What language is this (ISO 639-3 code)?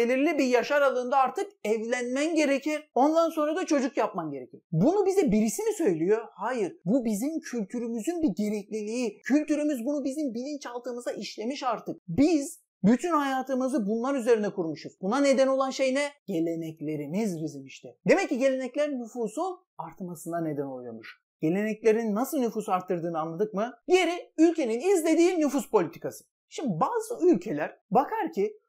tur